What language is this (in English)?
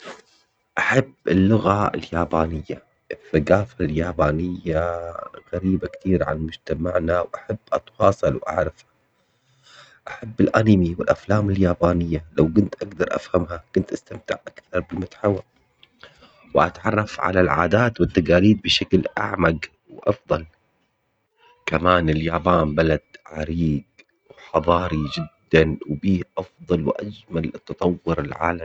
Omani Arabic